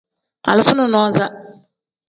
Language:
Tem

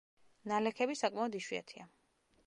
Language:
Georgian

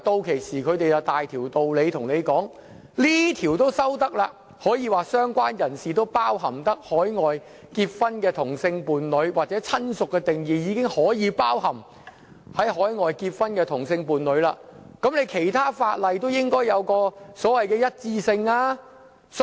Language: Cantonese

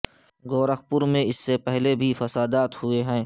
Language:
Urdu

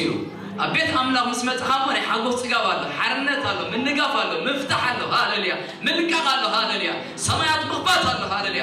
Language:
Arabic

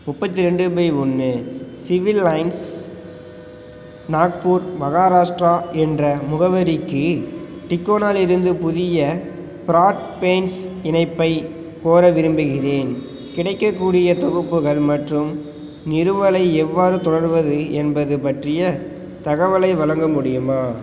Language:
Tamil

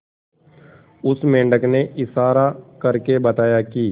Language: Hindi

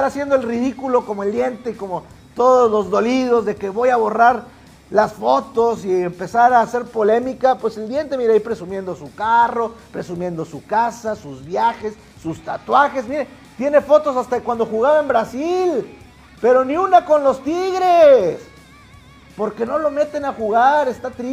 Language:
Spanish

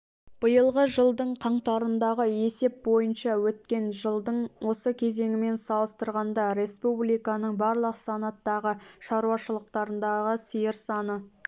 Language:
Kazakh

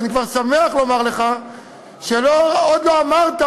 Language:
Hebrew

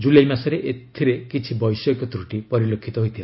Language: Odia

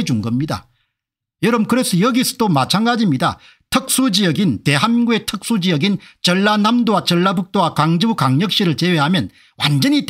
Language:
Korean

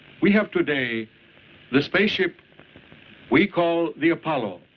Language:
English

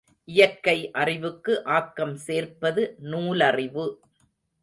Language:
Tamil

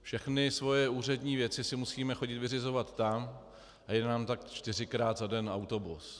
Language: Czech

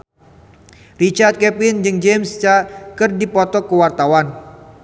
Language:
Sundanese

